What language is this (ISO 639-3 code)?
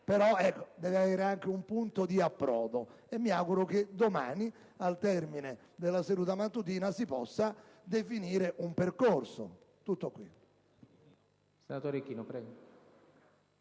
ita